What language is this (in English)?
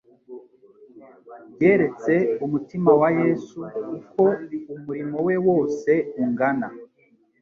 Kinyarwanda